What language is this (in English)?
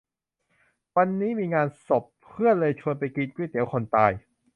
Thai